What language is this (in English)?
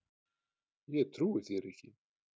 Icelandic